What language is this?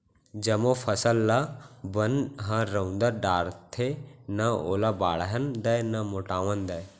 Chhattisgarhi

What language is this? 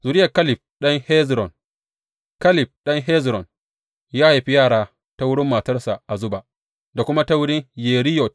Hausa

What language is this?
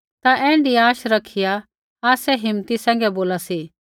Kullu Pahari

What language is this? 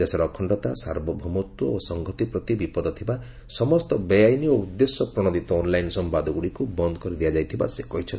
Odia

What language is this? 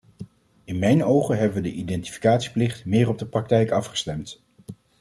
Dutch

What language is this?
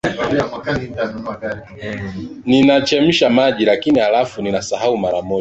Swahili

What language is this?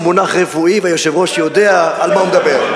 Hebrew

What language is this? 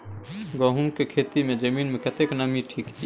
Maithili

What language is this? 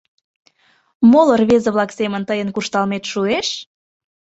Mari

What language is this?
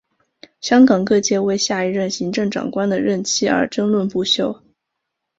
Chinese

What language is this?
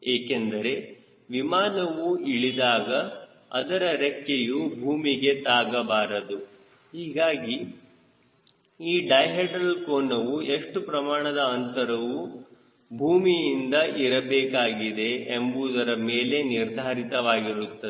Kannada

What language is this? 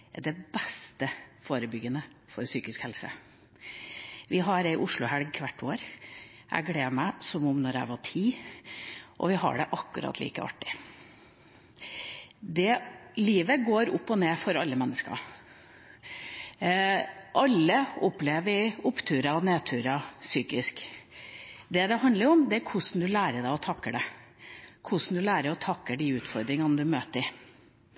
Norwegian Bokmål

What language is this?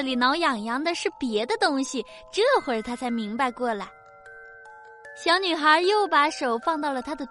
Chinese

